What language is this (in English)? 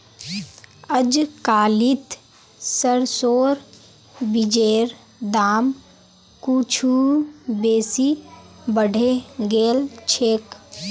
Magahi